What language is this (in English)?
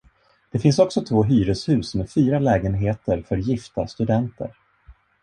Swedish